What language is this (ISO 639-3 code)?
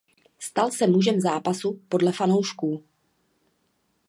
ces